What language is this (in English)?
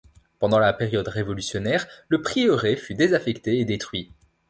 French